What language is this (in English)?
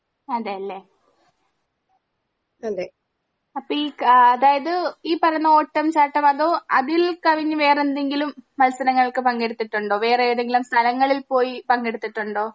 Malayalam